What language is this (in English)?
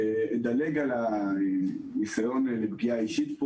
Hebrew